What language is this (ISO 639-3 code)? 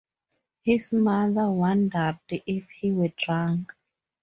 eng